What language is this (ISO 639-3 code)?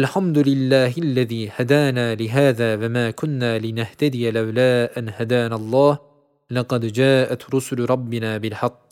tur